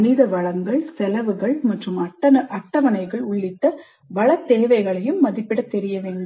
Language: Tamil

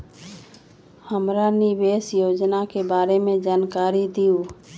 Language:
Magahi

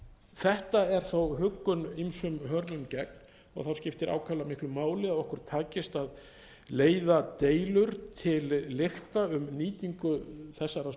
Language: Icelandic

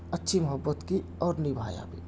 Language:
Urdu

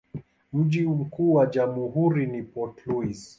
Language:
Swahili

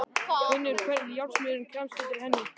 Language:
Icelandic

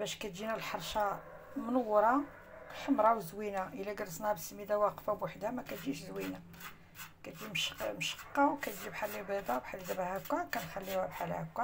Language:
Arabic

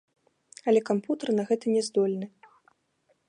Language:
Belarusian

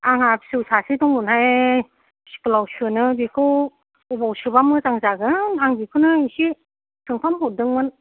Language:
Bodo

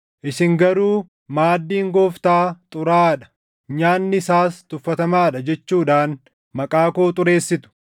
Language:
Oromo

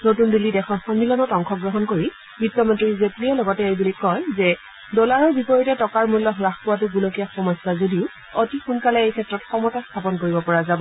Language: Assamese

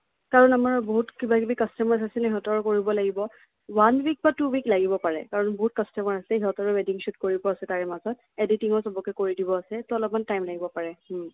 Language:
Assamese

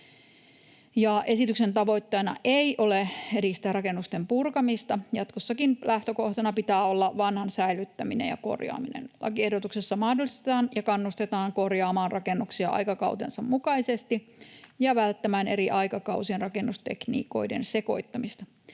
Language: Finnish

